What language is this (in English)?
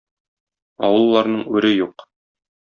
Tatar